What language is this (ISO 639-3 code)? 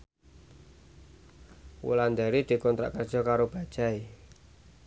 jav